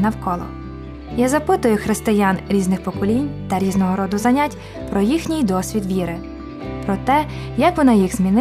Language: Ukrainian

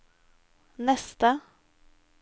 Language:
Norwegian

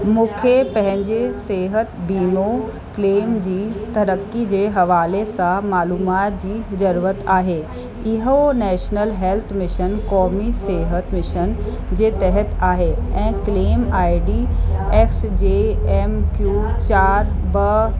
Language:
Sindhi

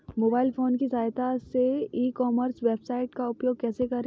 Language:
Hindi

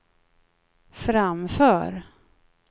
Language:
Swedish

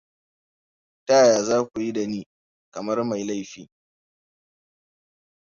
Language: Hausa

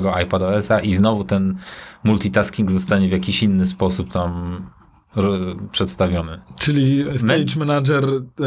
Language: Polish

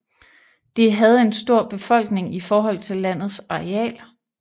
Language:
Danish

